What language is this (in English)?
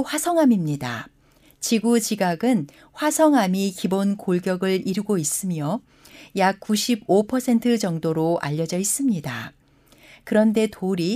Korean